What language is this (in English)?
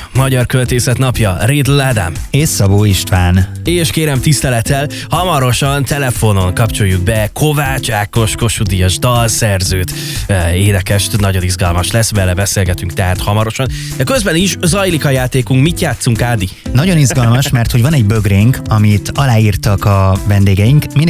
Hungarian